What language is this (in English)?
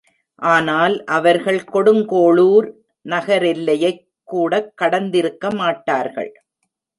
Tamil